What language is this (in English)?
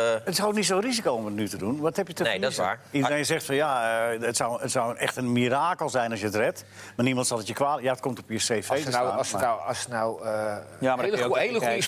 Dutch